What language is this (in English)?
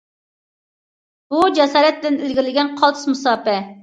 Uyghur